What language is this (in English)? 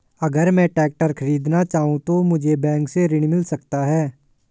Hindi